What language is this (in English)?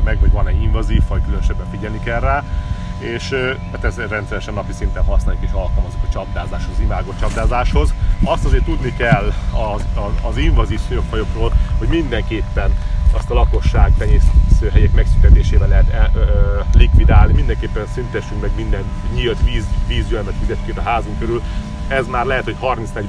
Hungarian